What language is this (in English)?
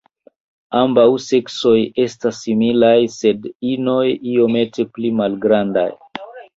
Esperanto